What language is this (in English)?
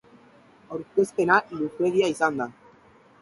Basque